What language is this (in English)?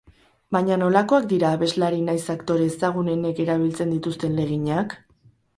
Basque